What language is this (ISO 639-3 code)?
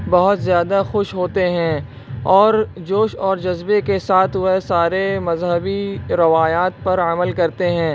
urd